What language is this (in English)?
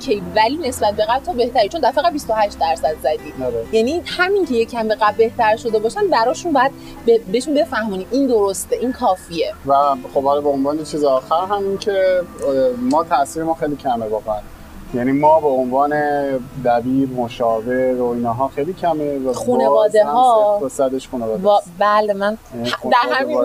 Persian